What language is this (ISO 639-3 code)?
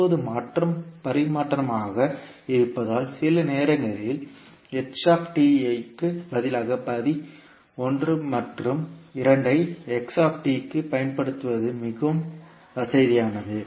tam